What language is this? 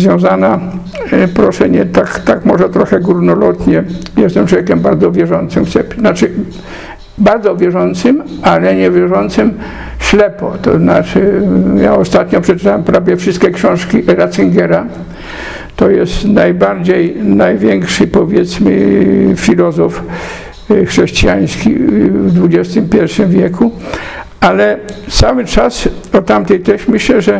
Polish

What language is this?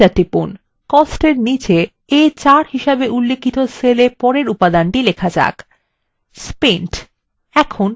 Bangla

